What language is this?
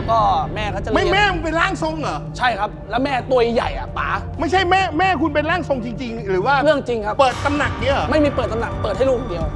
Thai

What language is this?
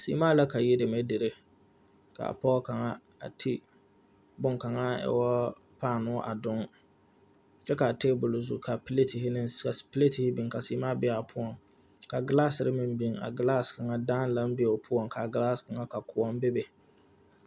Southern Dagaare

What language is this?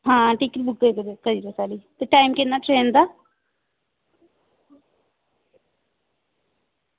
Dogri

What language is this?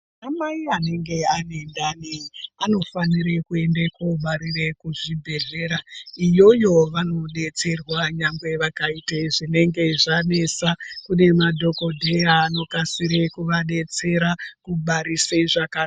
Ndau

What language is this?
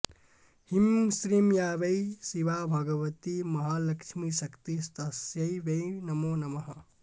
Sanskrit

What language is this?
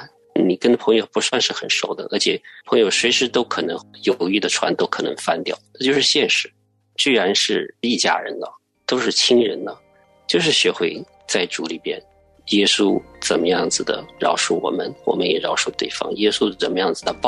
Chinese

